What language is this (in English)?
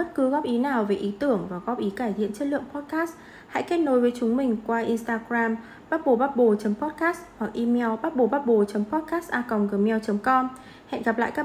Vietnamese